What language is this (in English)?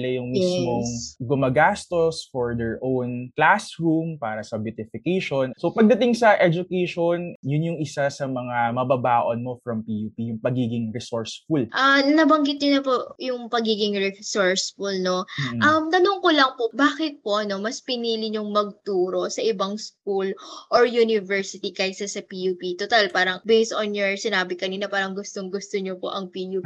Filipino